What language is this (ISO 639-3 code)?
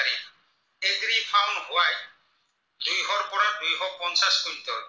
asm